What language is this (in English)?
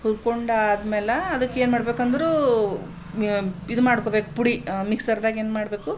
Kannada